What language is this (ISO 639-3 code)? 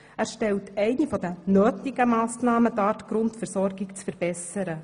gsw